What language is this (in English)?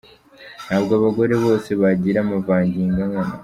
Kinyarwanda